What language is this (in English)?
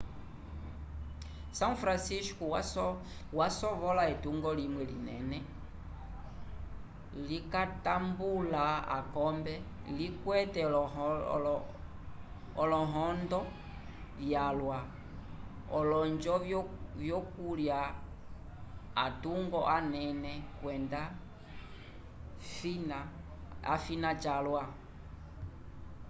Umbundu